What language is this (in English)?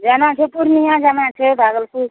Maithili